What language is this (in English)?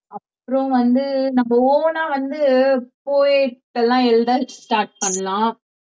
Tamil